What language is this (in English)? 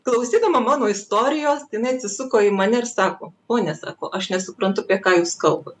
Lithuanian